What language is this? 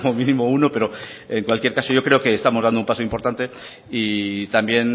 Spanish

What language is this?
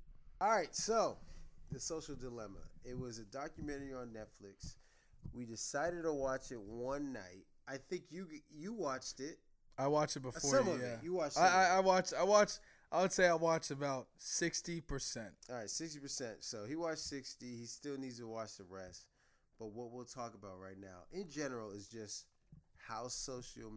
English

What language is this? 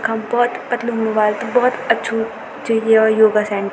Garhwali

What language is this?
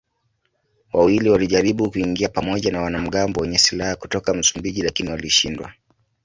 Swahili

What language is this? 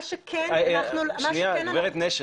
Hebrew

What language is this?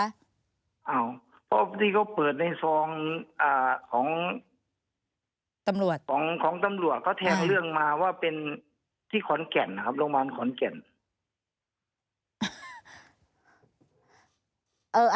Thai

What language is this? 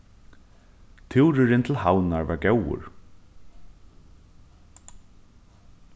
Faroese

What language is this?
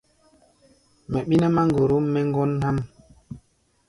Gbaya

